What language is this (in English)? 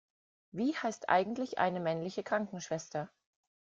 German